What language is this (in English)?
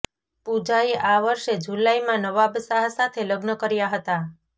Gujarati